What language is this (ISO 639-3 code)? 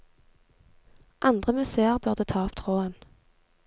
nor